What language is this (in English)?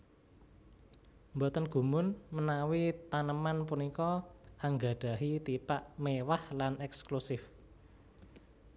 Javanese